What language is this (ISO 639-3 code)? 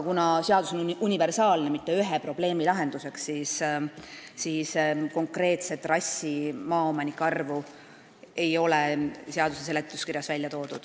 est